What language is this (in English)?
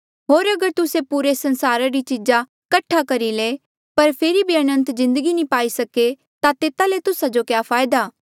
Mandeali